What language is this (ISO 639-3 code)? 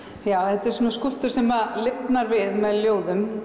isl